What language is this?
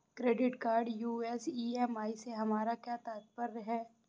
Hindi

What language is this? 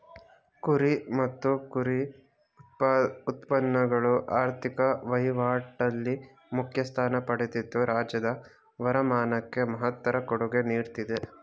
Kannada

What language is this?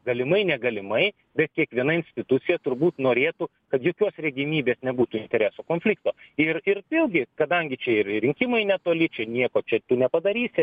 Lithuanian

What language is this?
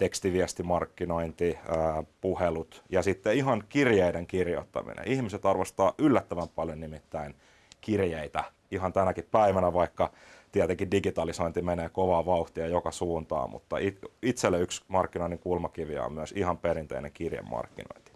Finnish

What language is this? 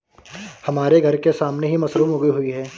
Hindi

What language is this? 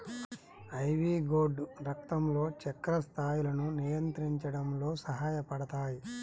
Telugu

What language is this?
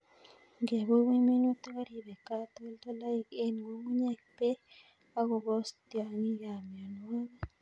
Kalenjin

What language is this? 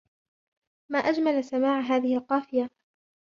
Arabic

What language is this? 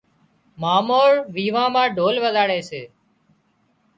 Wadiyara Koli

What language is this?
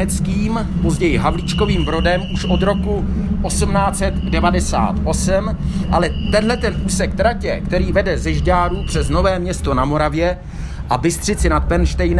Czech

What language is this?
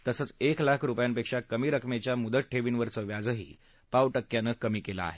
Marathi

